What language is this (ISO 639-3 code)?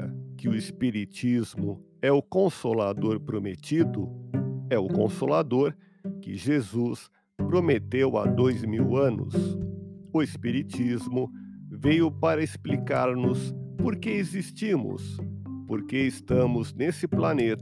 por